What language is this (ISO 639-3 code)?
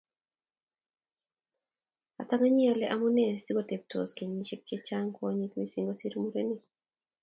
kln